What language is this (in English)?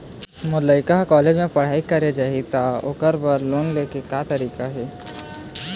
Chhattisgarhi